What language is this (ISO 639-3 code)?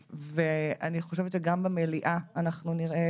heb